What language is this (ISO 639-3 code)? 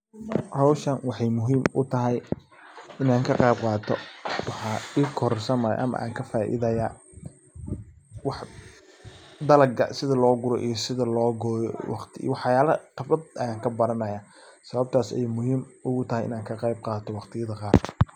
som